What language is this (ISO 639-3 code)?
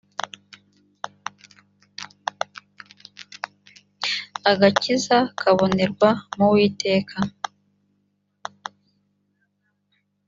kin